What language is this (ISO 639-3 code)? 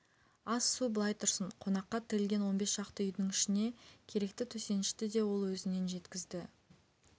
kaz